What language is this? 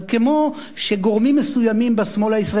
Hebrew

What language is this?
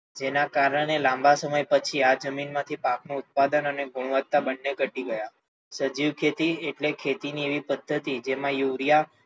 Gujarati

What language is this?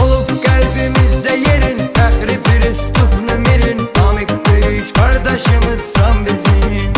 Turkish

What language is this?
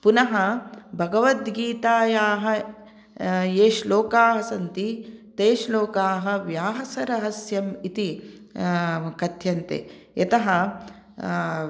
Sanskrit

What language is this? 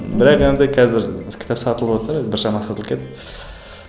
Kazakh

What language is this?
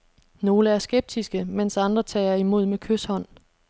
Danish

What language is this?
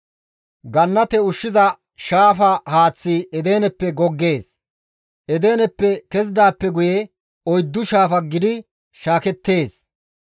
Gamo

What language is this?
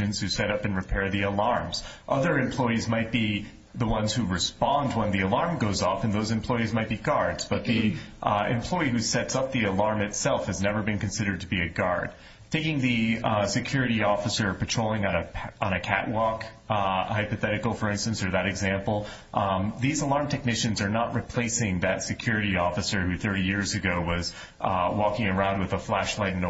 English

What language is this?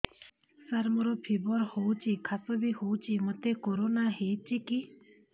Odia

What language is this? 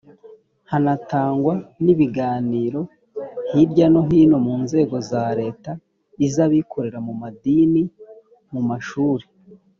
Kinyarwanda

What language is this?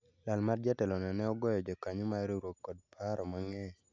Luo (Kenya and Tanzania)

